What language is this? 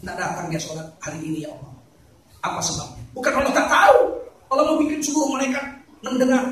Indonesian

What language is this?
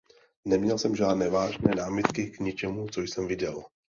Czech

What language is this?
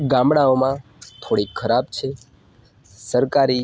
Gujarati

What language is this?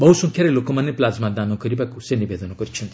Odia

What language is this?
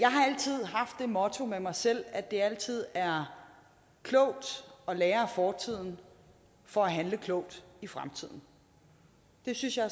Danish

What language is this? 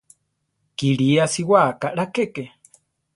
Central Tarahumara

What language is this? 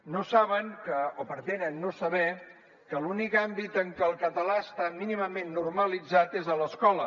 Catalan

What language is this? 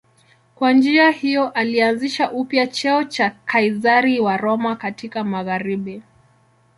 Swahili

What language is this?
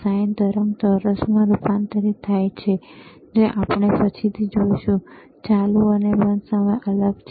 Gujarati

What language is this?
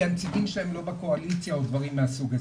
Hebrew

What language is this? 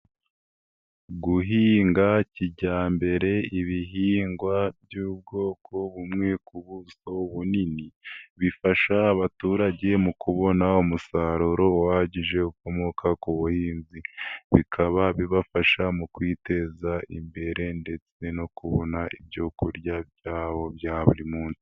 Kinyarwanda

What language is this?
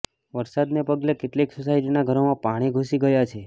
Gujarati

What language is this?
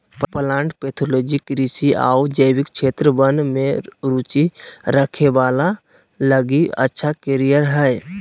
Magahi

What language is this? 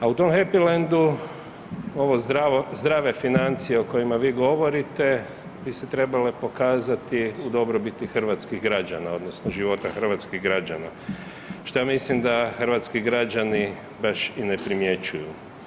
Croatian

